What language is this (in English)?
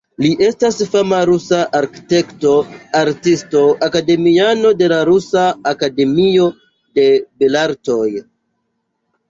Esperanto